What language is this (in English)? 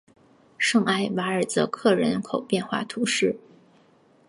Chinese